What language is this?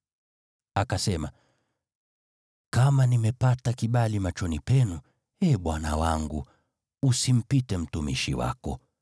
Swahili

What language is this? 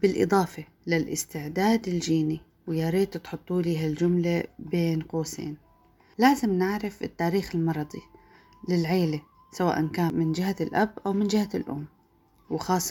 Arabic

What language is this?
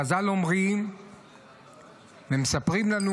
Hebrew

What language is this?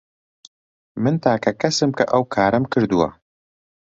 Central Kurdish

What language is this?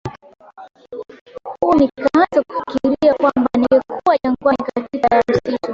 Swahili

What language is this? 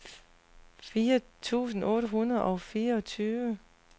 Danish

